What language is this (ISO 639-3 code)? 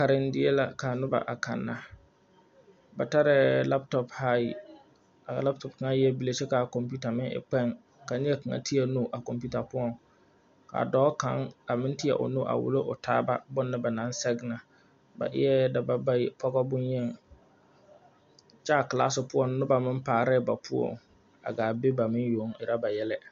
dga